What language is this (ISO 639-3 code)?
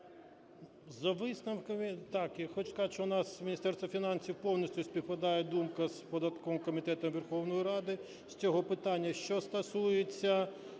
ukr